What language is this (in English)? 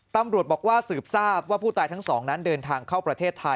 Thai